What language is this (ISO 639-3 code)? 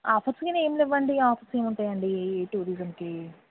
tel